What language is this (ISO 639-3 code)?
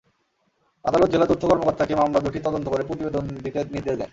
ben